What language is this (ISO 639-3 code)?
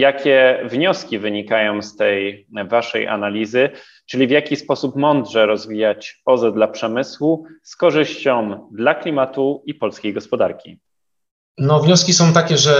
pol